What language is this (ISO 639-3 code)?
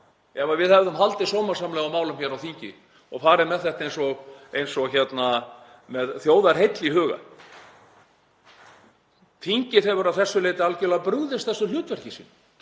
isl